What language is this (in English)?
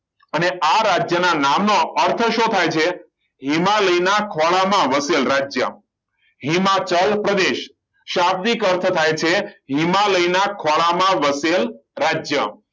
Gujarati